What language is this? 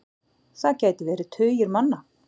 Icelandic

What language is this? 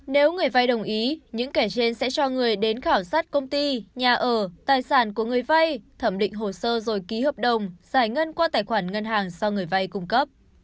Vietnamese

